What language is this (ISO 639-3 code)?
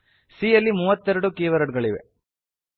kan